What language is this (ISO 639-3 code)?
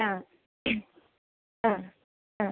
mal